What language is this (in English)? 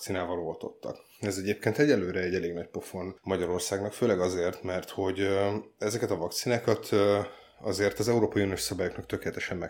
Hungarian